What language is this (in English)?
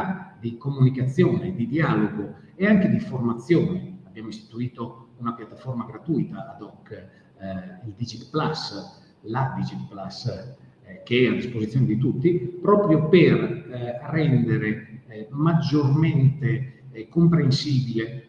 Italian